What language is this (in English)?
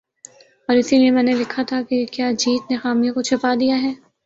Urdu